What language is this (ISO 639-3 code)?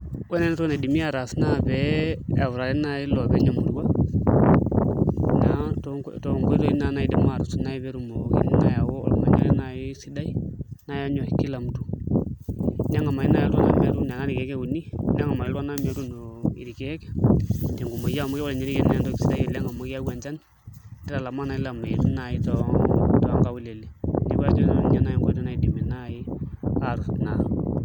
mas